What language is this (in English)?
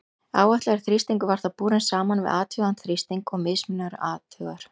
Icelandic